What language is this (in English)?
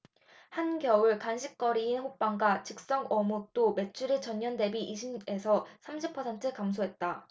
Korean